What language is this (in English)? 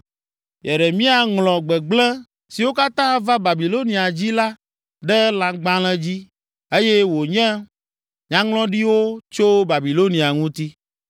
Ewe